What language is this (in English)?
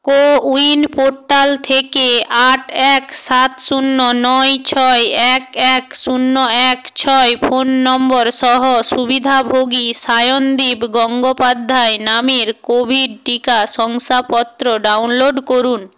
Bangla